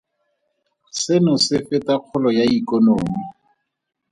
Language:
Tswana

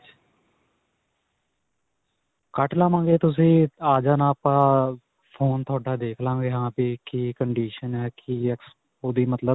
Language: Punjabi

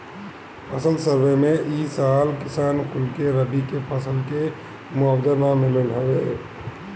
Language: Bhojpuri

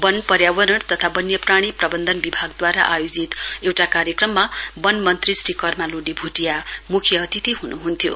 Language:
Nepali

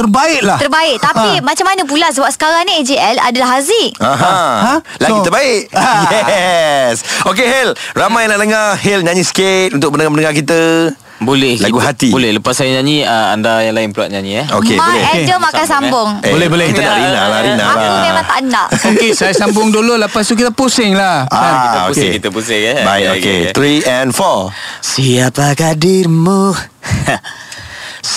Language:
Malay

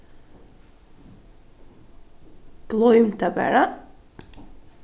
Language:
Faroese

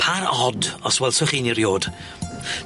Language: Welsh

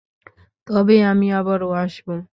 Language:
Bangla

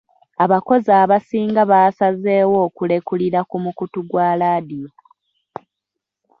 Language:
Ganda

